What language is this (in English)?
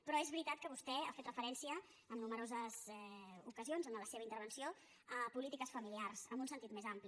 Catalan